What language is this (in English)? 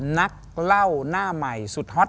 Thai